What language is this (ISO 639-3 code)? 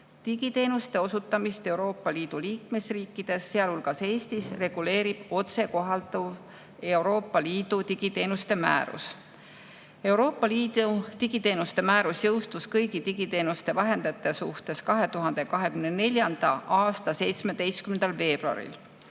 est